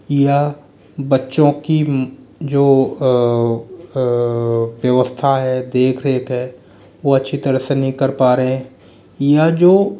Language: Hindi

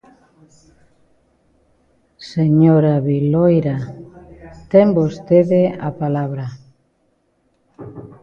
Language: Galician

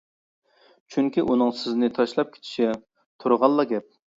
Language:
Uyghur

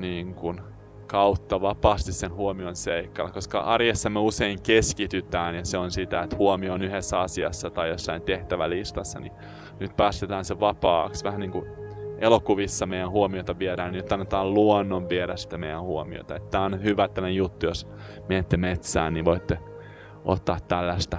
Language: Finnish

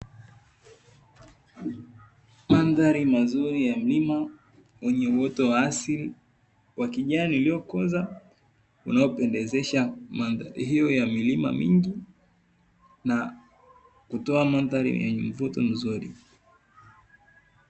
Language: Swahili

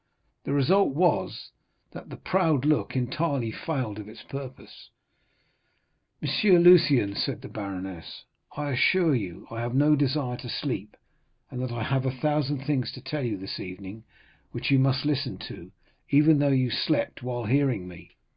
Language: English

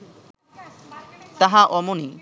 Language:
Bangla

